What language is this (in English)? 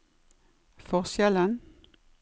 Norwegian